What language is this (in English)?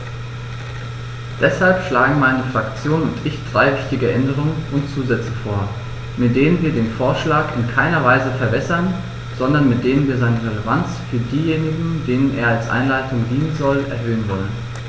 German